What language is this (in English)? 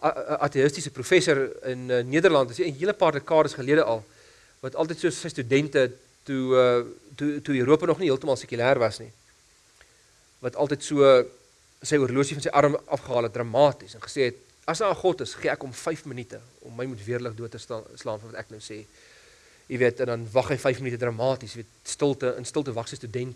Dutch